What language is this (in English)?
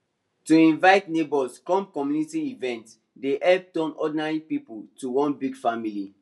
Nigerian Pidgin